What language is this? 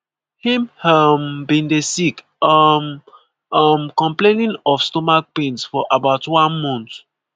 Nigerian Pidgin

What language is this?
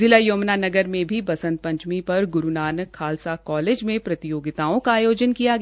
Hindi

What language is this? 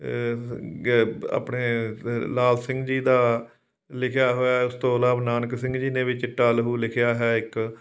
Punjabi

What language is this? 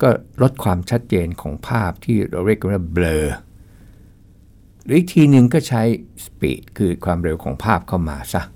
Thai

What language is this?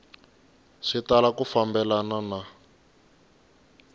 Tsonga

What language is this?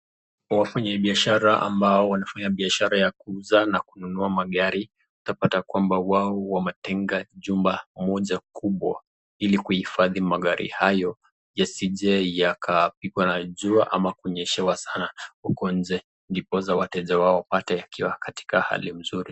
Swahili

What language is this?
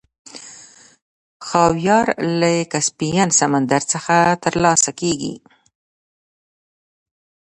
Pashto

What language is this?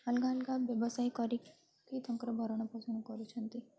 Odia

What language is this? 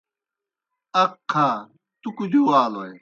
Kohistani Shina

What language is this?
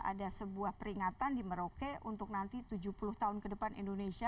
Indonesian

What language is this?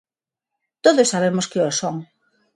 Galician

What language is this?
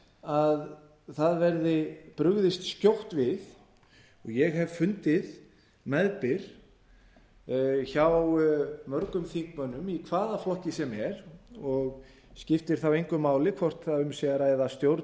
Icelandic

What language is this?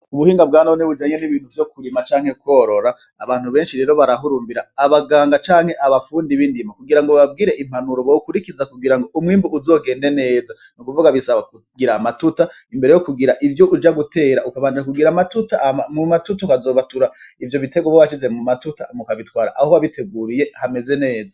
Rundi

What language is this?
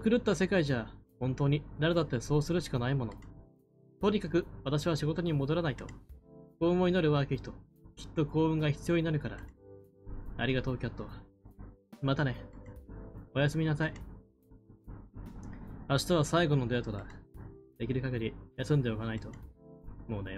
Japanese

